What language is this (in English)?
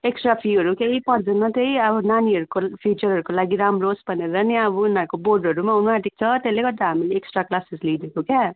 Nepali